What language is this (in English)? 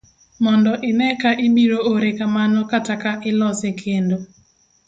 Luo (Kenya and Tanzania)